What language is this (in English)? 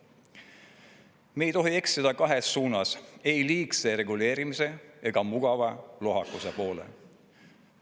Estonian